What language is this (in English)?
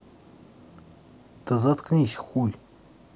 Russian